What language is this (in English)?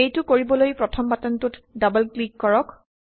Assamese